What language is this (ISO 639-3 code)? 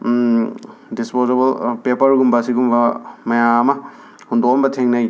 mni